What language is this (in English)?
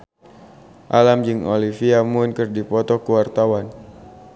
Sundanese